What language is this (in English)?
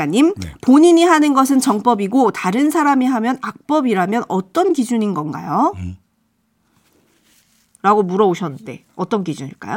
Korean